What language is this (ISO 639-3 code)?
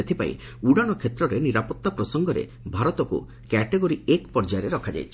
ori